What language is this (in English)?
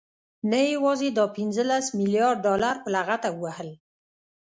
Pashto